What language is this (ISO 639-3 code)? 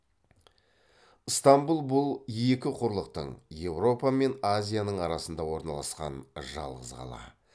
kaz